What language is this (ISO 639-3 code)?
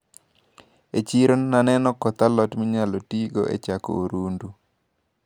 luo